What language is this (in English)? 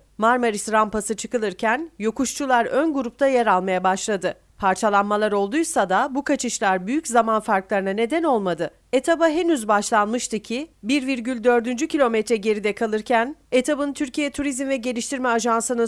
Turkish